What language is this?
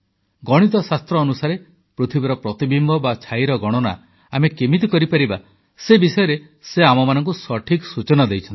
Odia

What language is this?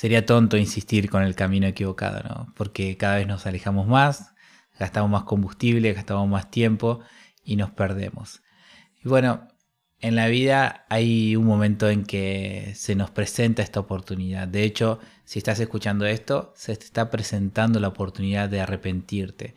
Spanish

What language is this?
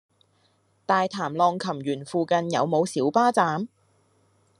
Cantonese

